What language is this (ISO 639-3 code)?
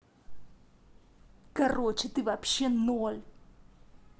rus